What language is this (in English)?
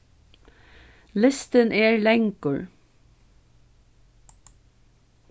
Faroese